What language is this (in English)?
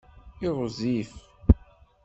Kabyle